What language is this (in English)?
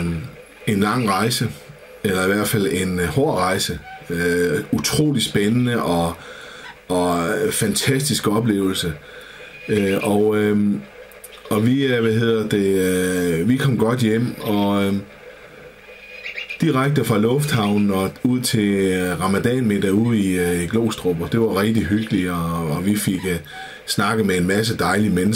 Danish